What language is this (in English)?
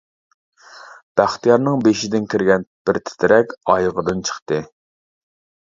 Uyghur